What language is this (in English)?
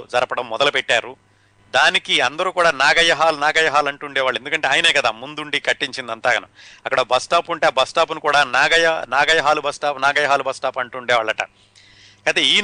Telugu